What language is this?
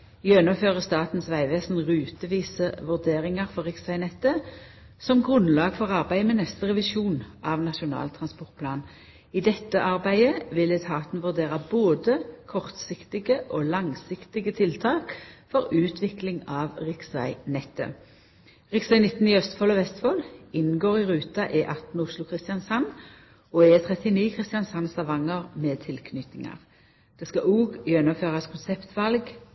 Norwegian Nynorsk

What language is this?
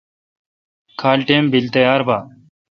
Kalkoti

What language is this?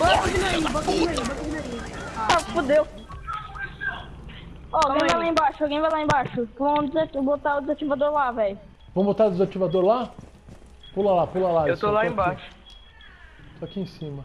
Portuguese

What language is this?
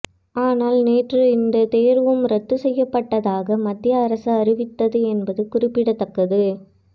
Tamil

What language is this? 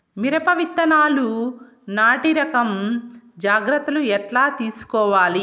Telugu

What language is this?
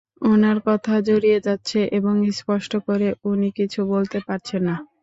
Bangla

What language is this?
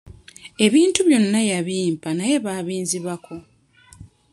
Ganda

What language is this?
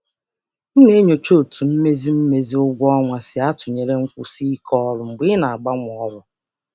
Igbo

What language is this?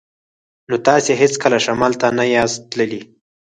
Pashto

